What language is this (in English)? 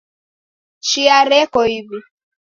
Taita